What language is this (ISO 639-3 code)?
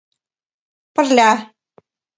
chm